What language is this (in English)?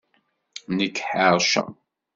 Kabyle